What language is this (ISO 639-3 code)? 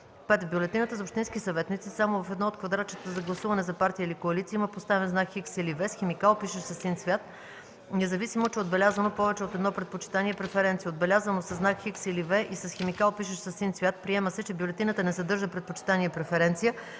bul